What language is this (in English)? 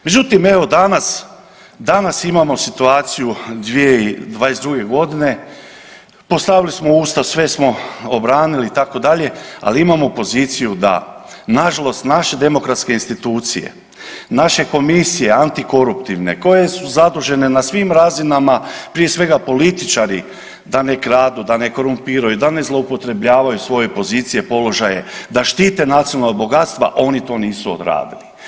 Croatian